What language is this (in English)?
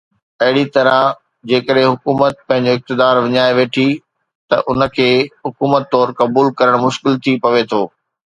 Sindhi